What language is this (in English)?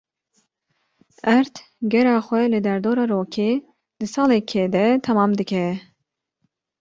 Kurdish